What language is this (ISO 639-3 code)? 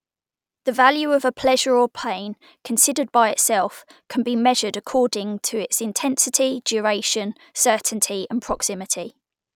eng